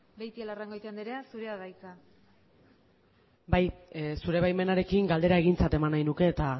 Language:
Basque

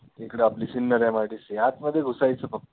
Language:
Marathi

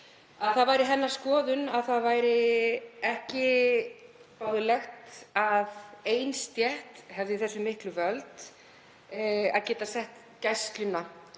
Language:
Icelandic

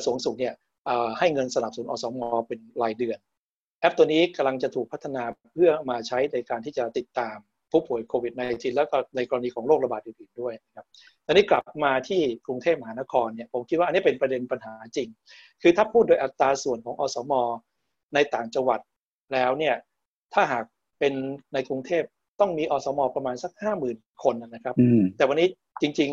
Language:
Thai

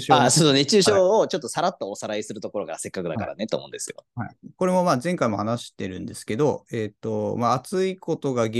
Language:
Japanese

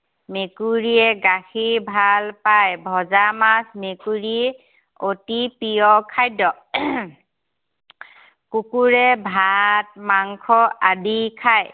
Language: Assamese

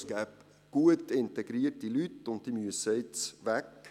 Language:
Swiss German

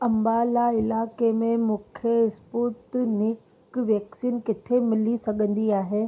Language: Sindhi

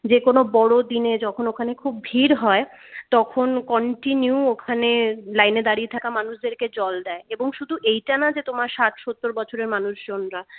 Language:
Bangla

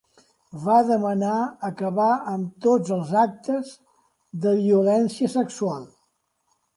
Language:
Catalan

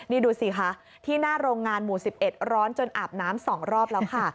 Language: Thai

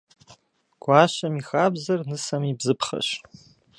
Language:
Kabardian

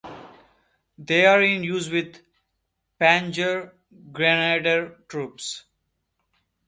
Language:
English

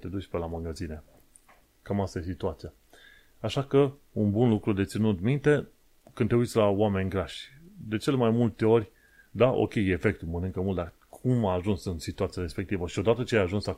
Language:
Romanian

